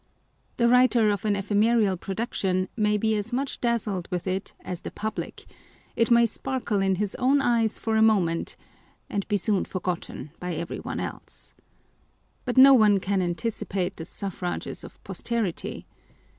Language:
English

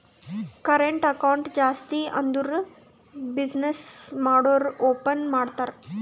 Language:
Kannada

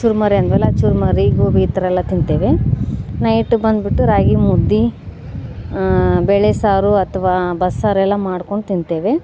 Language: Kannada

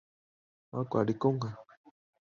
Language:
Chinese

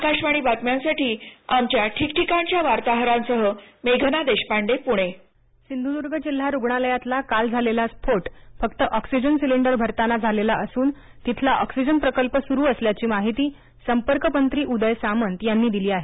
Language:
Marathi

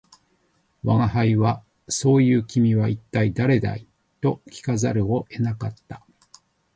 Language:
Japanese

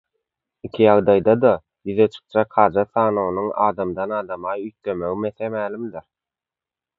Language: Turkmen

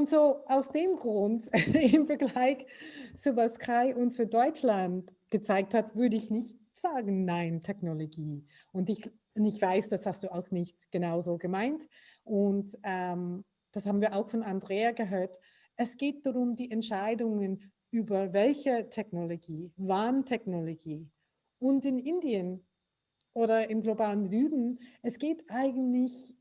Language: German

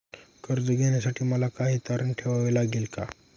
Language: Marathi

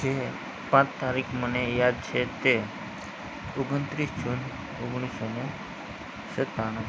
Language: Gujarati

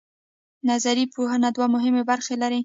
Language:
Pashto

